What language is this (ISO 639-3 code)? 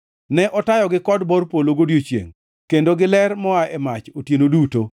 luo